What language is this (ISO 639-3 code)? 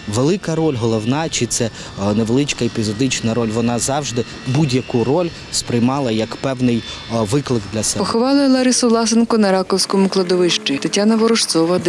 ukr